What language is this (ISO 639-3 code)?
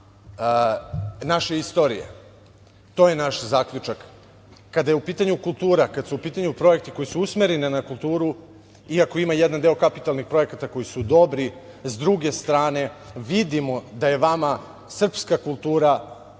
srp